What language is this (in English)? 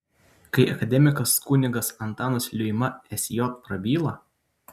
Lithuanian